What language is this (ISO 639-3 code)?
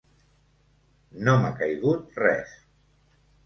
cat